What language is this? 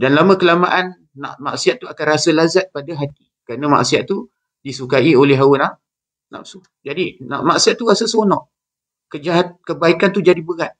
Malay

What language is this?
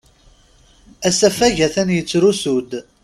Kabyle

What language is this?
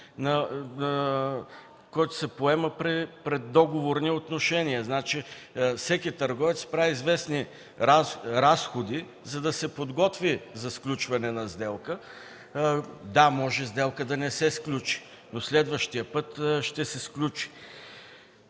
Bulgarian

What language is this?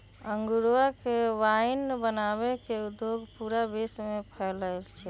Magahi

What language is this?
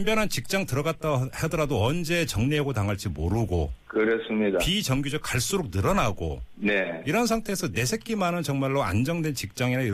Korean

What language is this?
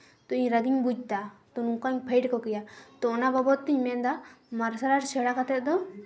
Santali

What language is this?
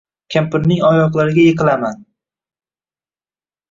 Uzbek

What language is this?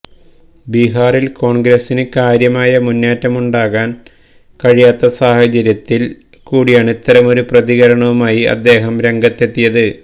Malayalam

